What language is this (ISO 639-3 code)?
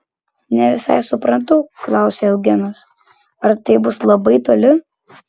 lit